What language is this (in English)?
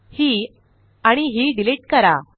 Marathi